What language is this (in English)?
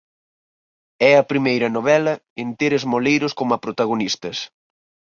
Galician